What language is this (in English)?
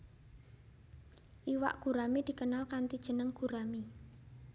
Javanese